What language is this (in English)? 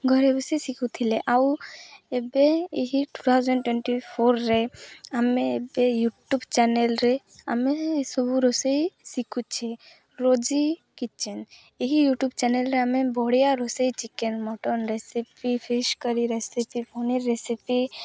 Odia